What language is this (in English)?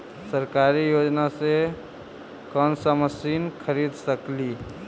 Magahi